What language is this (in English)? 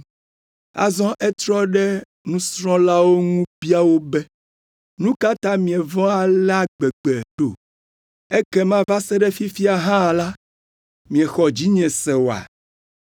Ewe